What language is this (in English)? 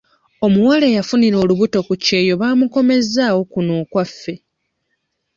Ganda